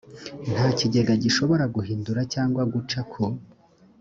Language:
Kinyarwanda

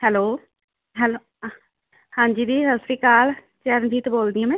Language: Punjabi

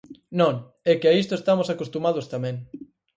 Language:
Galician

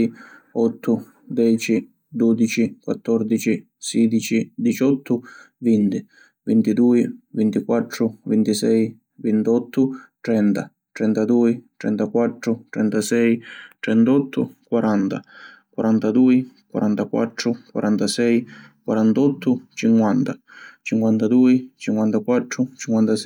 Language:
Sicilian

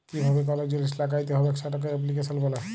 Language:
Bangla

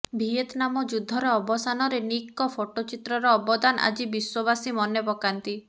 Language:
Odia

